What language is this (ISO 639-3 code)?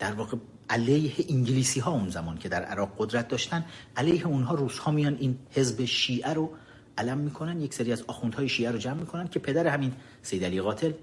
fas